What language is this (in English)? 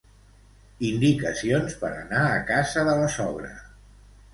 Catalan